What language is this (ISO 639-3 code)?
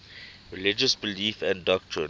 eng